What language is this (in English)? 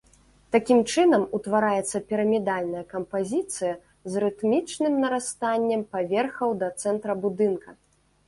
Belarusian